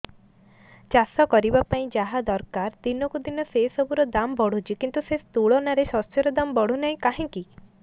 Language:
Odia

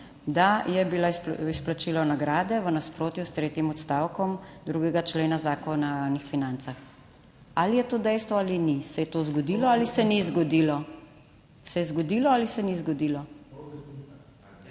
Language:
Slovenian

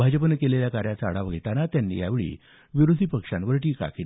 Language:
Marathi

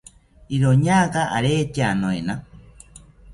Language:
South Ucayali Ashéninka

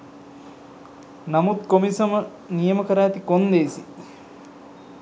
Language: Sinhala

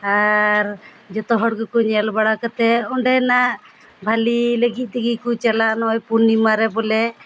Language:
Santali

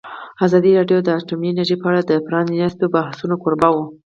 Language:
Pashto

